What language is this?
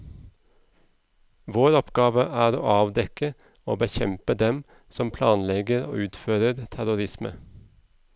Norwegian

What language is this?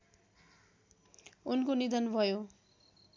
Nepali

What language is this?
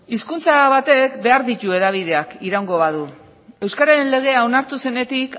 Basque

